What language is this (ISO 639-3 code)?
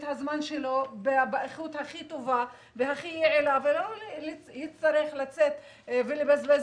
heb